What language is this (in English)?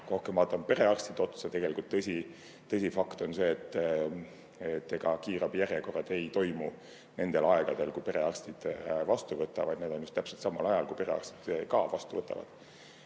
Estonian